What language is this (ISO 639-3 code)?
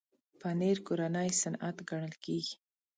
pus